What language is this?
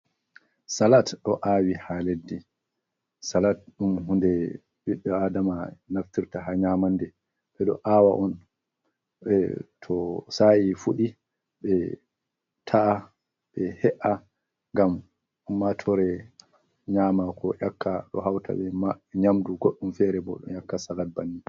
Fula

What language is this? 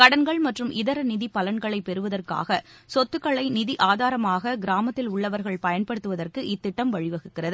Tamil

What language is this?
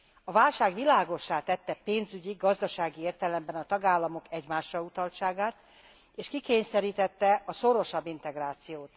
Hungarian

